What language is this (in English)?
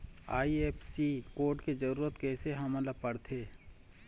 Chhattisgarhi